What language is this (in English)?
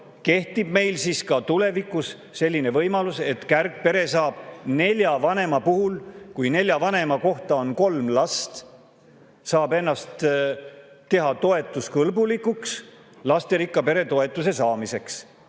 Estonian